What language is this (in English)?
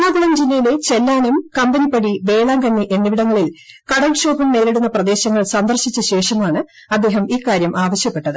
Malayalam